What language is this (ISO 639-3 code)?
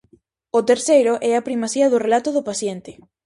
glg